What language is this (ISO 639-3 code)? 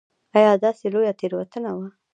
pus